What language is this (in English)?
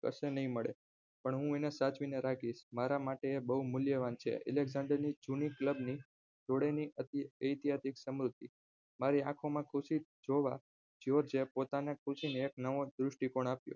Gujarati